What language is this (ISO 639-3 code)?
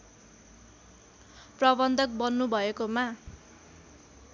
nep